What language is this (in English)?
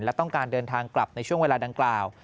Thai